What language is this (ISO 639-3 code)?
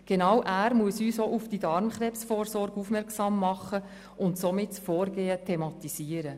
gsw